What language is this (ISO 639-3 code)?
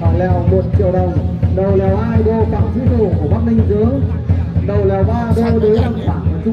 vie